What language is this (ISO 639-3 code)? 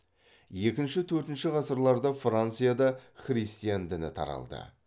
kaz